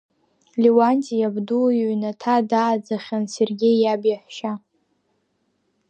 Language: Abkhazian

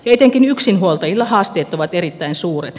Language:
Finnish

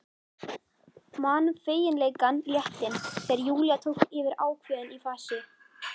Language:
Icelandic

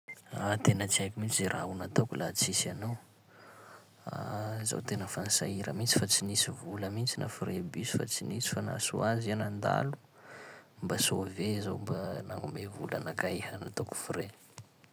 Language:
Sakalava Malagasy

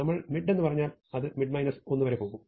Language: Malayalam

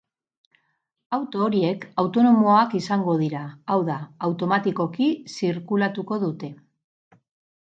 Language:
Basque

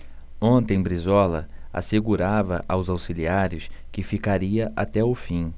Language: Portuguese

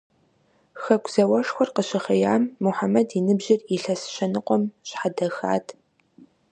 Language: Kabardian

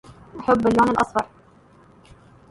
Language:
English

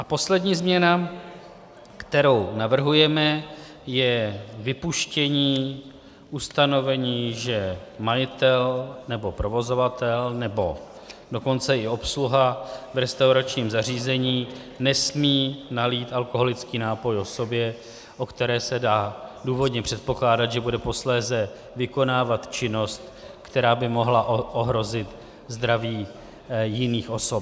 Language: Czech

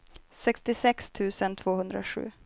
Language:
Swedish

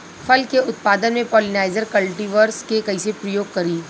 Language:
Bhojpuri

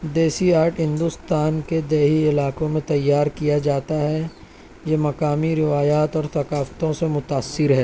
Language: Urdu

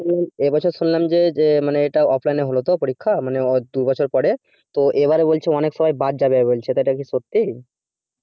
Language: Bangla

